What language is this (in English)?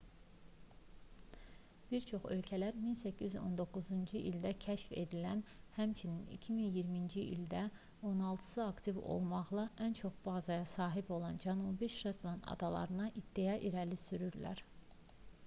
Azerbaijani